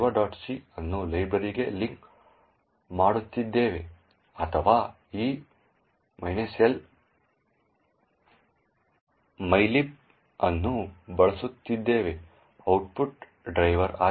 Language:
Kannada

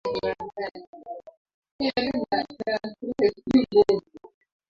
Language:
Swahili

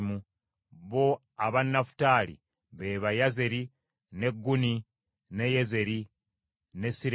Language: Ganda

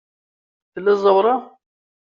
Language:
Kabyle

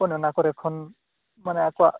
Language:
Santali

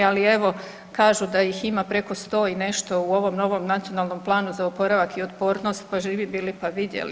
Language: Croatian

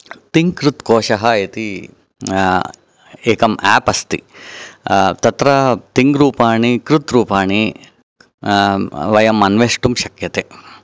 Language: Sanskrit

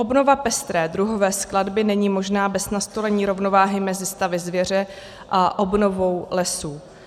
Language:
Czech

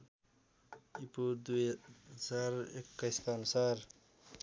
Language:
Nepali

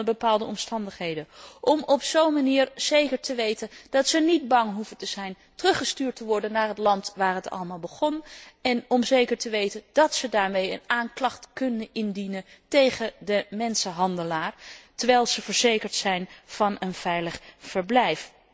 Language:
Dutch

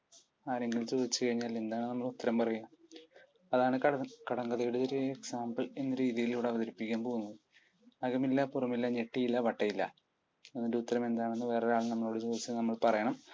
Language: Malayalam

